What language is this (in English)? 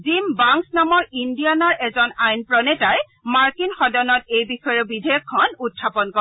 Assamese